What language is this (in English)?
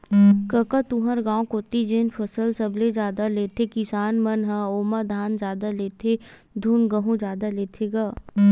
Chhattisgarhi